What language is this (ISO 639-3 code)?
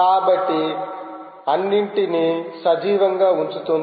tel